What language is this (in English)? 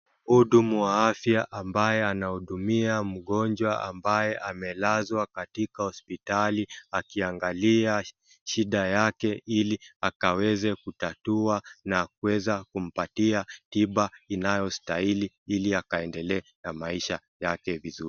Swahili